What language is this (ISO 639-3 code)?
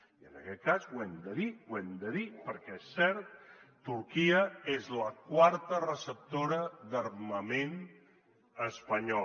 cat